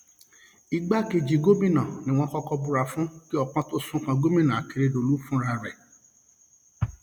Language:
Yoruba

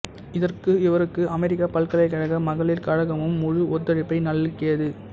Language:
Tamil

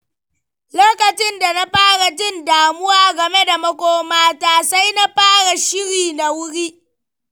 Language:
Hausa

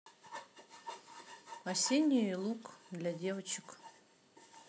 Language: Russian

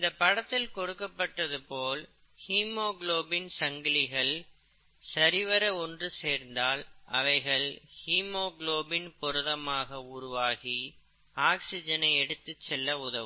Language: Tamil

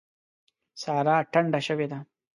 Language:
Pashto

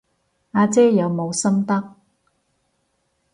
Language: Cantonese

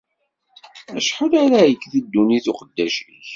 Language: Kabyle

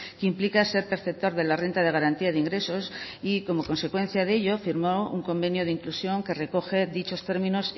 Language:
Spanish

